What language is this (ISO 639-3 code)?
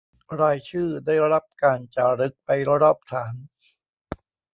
tha